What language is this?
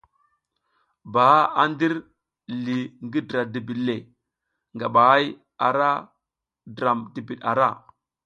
South Giziga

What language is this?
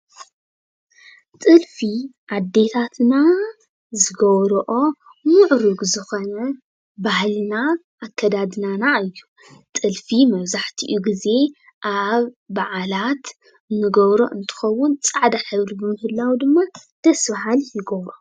Tigrinya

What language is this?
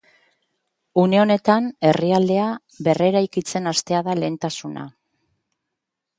Basque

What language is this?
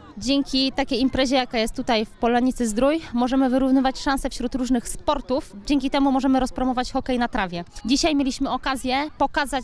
Polish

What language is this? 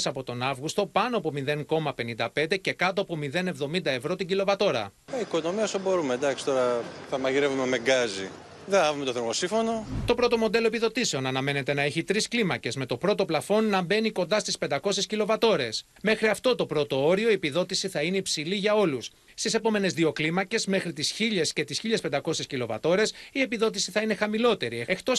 Greek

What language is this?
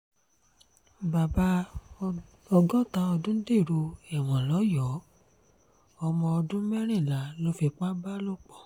Yoruba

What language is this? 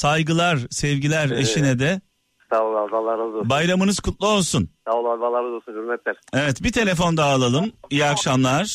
Turkish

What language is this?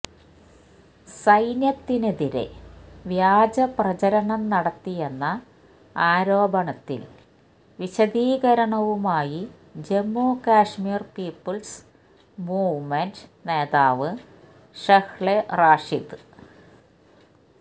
Malayalam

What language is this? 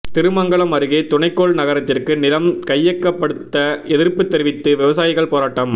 Tamil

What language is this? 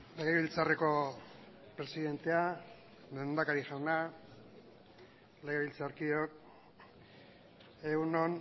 Basque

